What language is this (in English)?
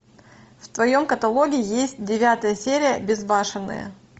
Russian